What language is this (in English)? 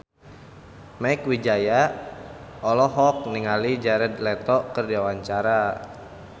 Sundanese